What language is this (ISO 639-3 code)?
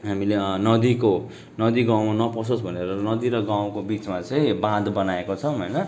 nep